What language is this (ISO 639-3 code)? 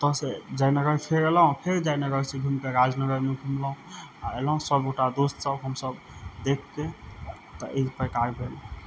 mai